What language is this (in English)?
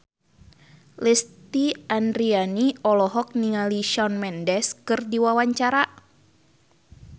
Sundanese